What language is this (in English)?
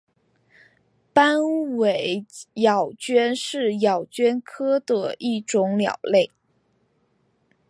Chinese